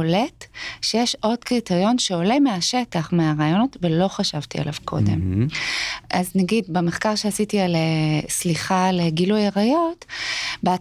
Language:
Hebrew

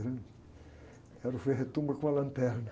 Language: Portuguese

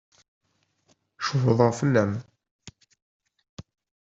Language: Kabyle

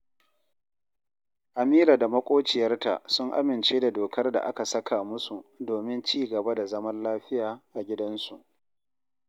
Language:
Hausa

